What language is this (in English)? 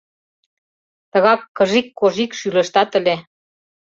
Mari